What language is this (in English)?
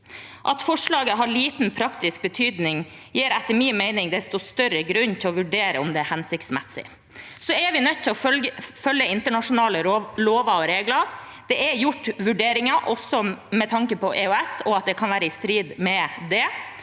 Norwegian